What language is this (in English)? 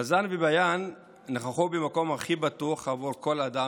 Hebrew